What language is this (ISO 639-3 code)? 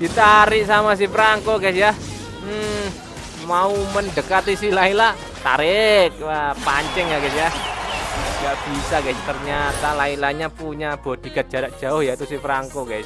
ind